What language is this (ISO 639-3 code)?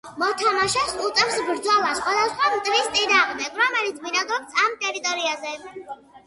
kat